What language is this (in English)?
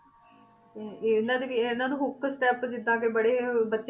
Punjabi